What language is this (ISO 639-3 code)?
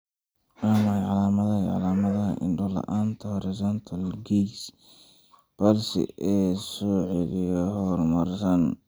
som